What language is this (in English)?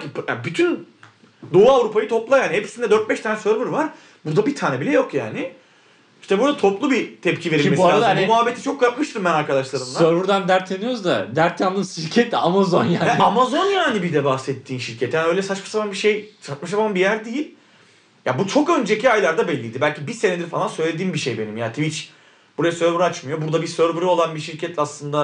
Turkish